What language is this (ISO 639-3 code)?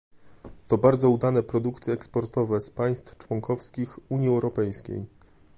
pol